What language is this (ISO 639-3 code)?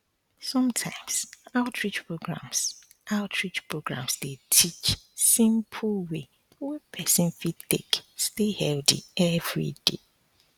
pcm